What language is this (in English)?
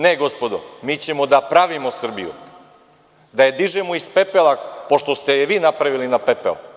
Serbian